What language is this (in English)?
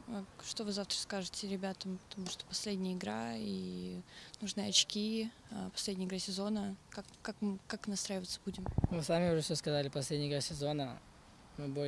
Russian